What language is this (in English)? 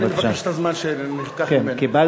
Hebrew